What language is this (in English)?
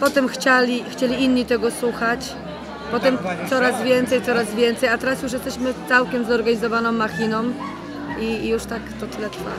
Polish